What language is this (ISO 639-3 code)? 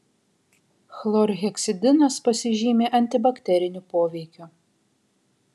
lit